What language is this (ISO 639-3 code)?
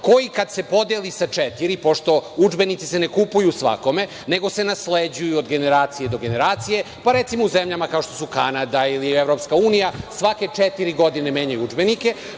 srp